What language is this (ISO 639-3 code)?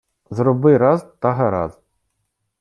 ukr